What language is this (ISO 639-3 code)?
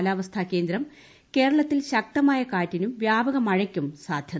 mal